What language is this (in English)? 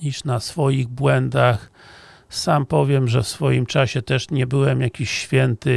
Polish